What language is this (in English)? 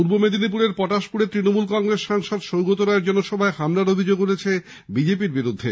Bangla